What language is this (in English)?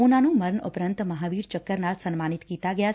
Punjabi